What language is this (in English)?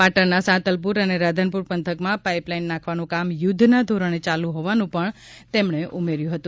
Gujarati